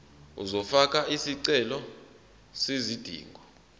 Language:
Zulu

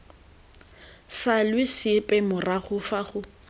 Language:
Tswana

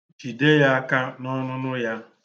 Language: Igbo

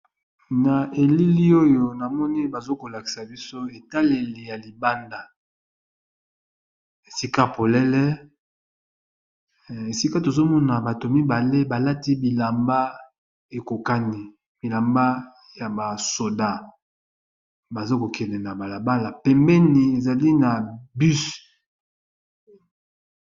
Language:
Lingala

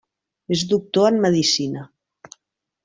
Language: Catalan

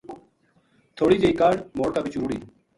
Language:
Gujari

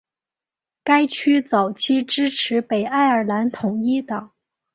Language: Chinese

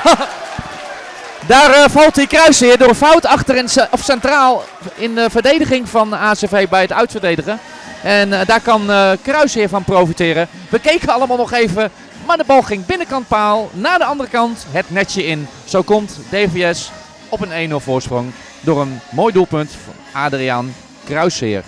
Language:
Dutch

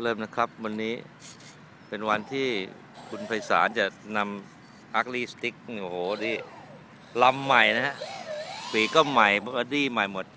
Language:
Thai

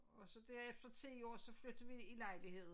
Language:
Danish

